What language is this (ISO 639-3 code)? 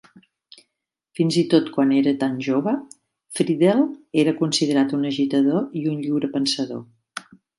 cat